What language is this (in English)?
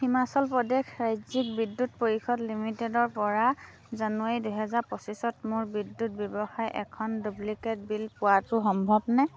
Assamese